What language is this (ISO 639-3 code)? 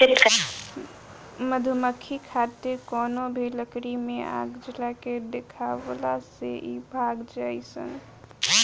bho